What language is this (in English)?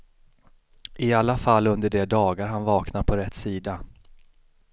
Swedish